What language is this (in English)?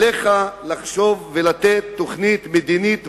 Hebrew